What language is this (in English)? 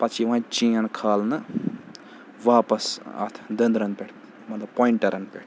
Kashmiri